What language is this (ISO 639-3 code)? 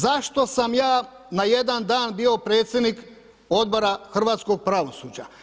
hrv